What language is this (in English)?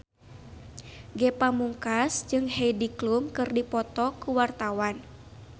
Sundanese